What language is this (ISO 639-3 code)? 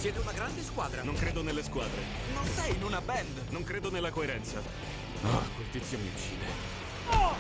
ita